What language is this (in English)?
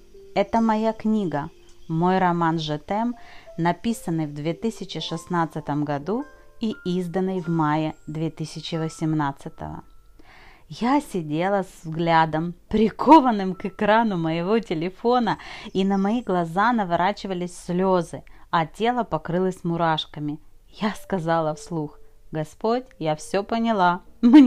Russian